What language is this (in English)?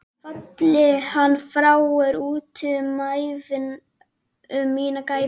Icelandic